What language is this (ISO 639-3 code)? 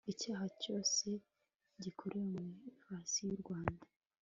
kin